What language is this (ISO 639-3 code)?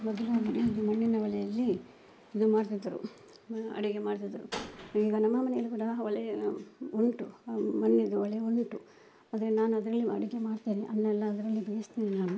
kan